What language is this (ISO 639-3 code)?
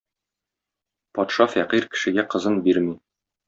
tat